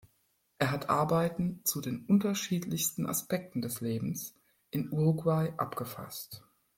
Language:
German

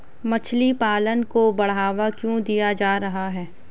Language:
Hindi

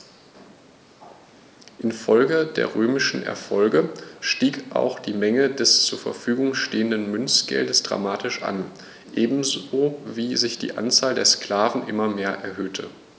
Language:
German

